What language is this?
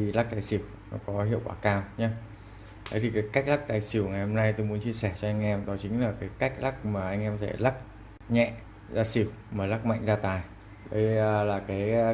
Vietnamese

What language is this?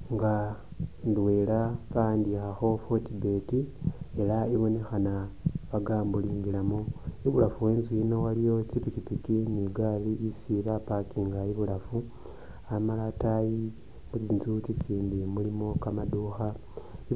Masaaba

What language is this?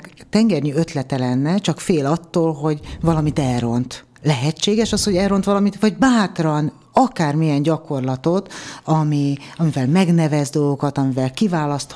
Hungarian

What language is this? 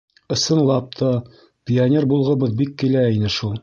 Bashkir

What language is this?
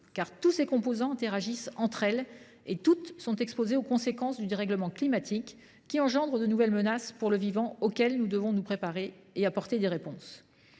French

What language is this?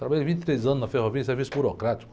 Portuguese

